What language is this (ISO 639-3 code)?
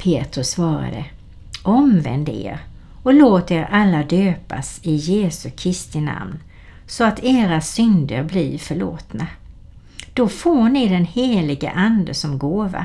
swe